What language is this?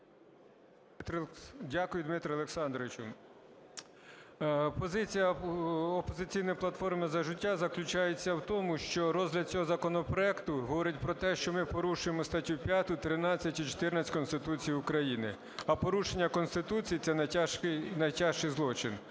Ukrainian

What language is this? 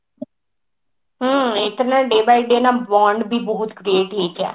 Odia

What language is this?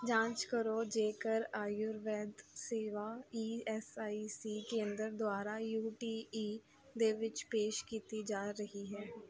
Punjabi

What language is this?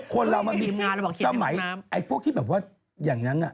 Thai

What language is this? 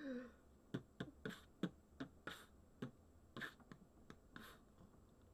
Russian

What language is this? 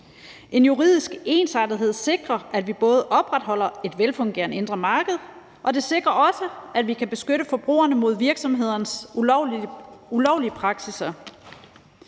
Danish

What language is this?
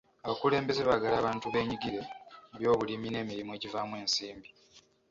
Ganda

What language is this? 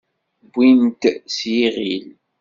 Kabyle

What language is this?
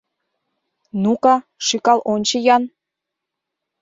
Mari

